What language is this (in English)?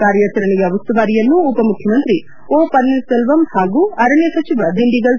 Kannada